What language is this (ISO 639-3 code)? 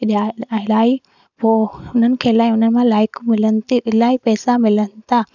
snd